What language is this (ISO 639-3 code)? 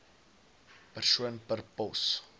afr